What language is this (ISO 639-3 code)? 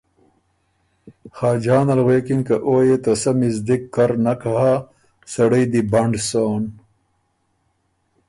oru